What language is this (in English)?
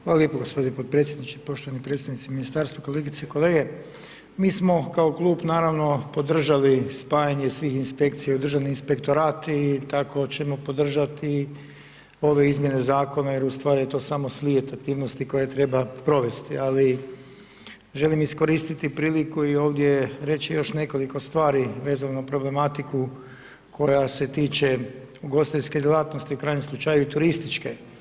Croatian